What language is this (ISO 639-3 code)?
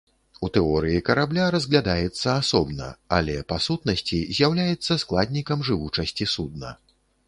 bel